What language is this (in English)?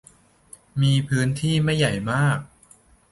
Thai